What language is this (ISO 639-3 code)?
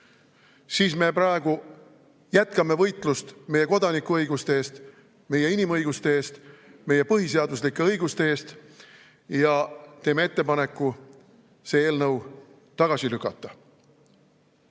est